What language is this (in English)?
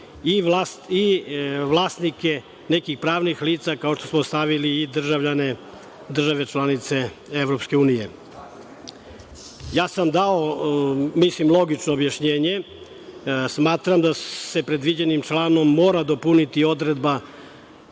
Serbian